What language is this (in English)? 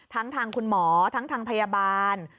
Thai